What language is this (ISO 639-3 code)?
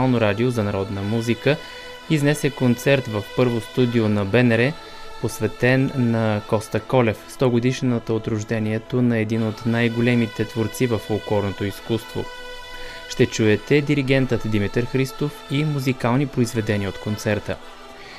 bul